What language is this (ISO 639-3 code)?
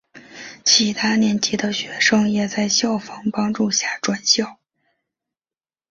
zho